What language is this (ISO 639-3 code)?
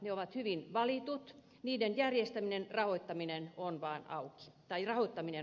fin